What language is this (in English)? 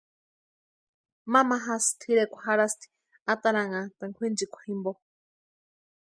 Western Highland Purepecha